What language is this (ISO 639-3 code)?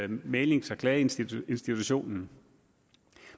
dan